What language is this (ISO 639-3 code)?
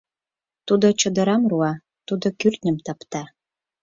chm